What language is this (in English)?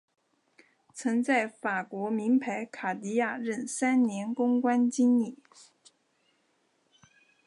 Chinese